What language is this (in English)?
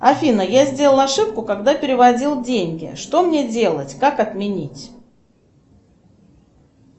Russian